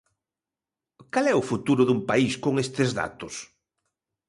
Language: Galician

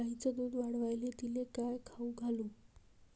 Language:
Marathi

